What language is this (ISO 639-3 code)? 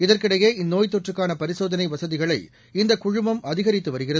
tam